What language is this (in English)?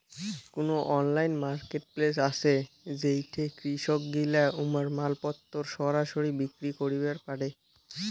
Bangla